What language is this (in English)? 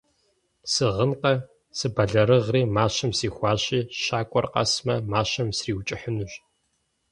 Kabardian